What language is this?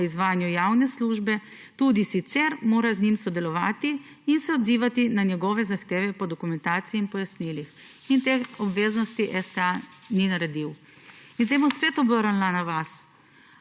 Slovenian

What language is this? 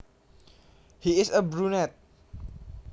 Javanese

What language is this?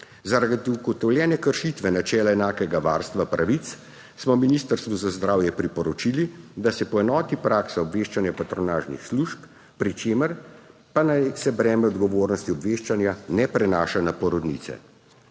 Slovenian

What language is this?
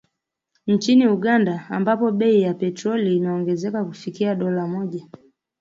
Swahili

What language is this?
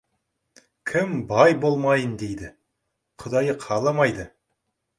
Kazakh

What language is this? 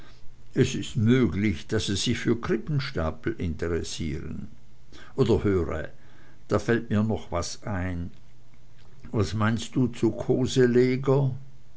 German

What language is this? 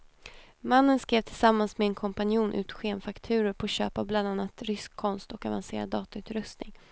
Swedish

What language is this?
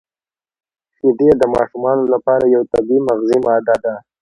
Pashto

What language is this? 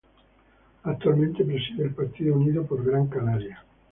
Spanish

